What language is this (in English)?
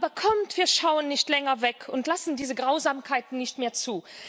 German